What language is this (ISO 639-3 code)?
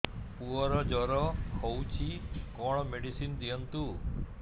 ori